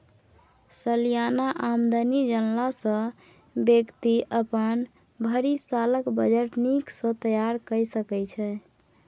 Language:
Maithili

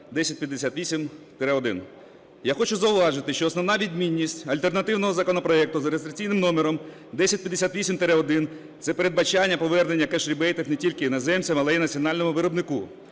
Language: Ukrainian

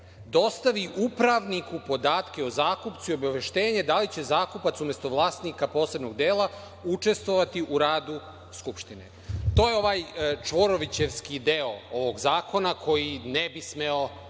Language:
Serbian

